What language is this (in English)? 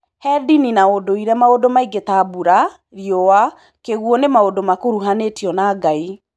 Kikuyu